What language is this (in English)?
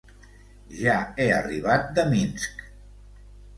Catalan